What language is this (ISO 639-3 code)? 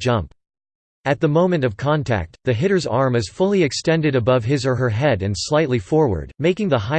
eng